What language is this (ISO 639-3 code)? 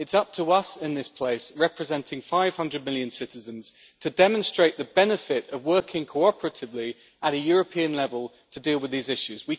eng